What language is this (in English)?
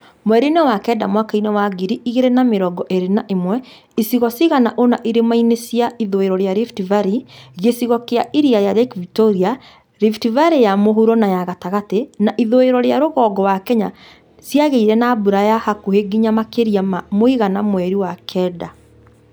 Kikuyu